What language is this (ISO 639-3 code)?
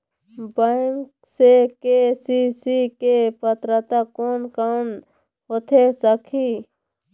hne